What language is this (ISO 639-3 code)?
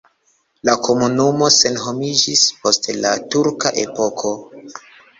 epo